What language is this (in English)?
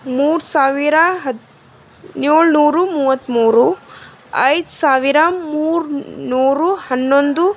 Kannada